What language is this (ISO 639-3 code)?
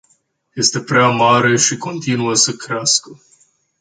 ron